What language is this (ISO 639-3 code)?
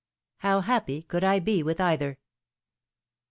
eng